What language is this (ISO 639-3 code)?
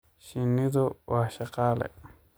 som